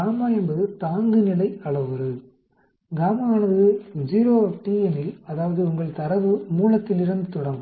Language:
Tamil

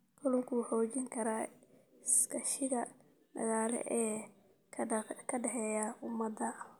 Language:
Somali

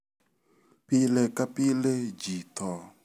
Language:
Luo (Kenya and Tanzania)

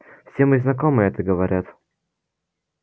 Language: Russian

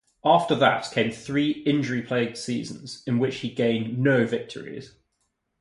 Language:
English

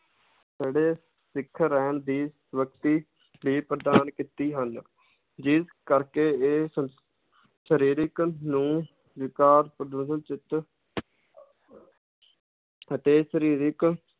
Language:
Punjabi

